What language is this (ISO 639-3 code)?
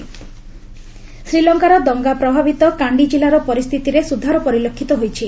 ori